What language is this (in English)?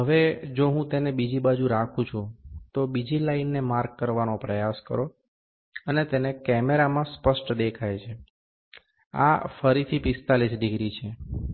Gujarati